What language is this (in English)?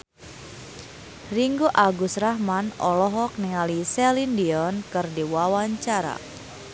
Sundanese